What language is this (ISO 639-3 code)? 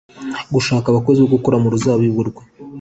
kin